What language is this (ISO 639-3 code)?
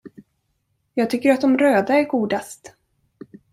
swe